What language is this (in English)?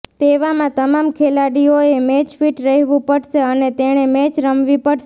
Gujarati